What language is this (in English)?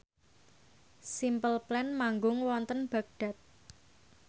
Javanese